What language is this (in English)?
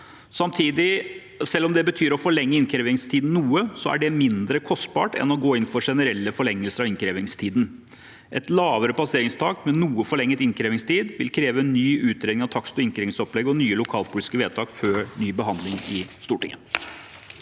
Norwegian